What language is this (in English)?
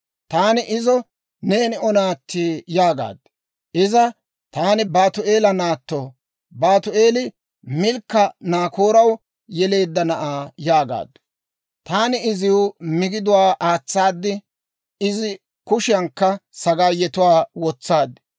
Dawro